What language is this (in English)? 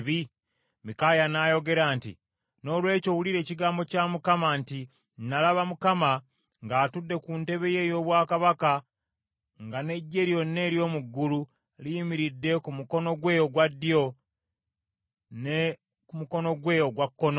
Ganda